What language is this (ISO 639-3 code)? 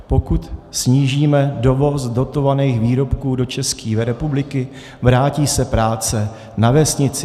ces